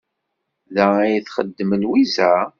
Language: Kabyle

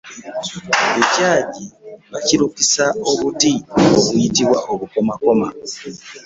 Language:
Ganda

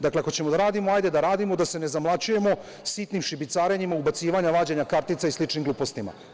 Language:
Serbian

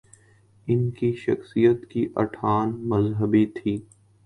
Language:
Urdu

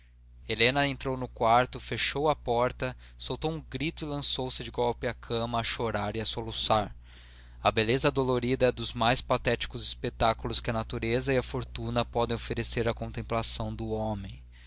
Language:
Portuguese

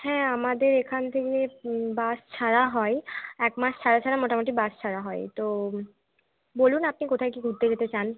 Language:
Bangla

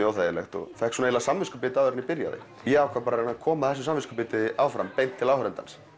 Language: Icelandic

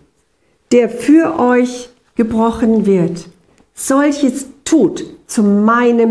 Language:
German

